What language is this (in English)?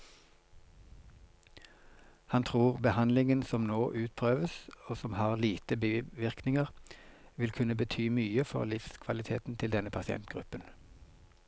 Norwegian